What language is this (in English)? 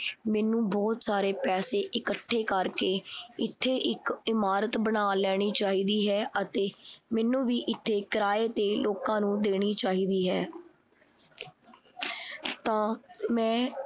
Punjabi